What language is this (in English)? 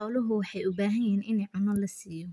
Somali